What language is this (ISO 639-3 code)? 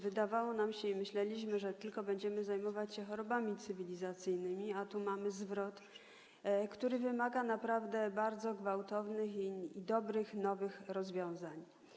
pol